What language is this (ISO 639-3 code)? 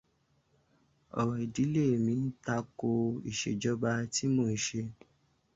yor